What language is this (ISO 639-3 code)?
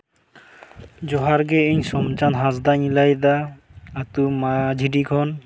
sat